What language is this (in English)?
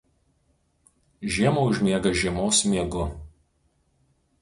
Lithuanian